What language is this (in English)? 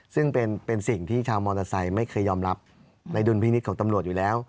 Thai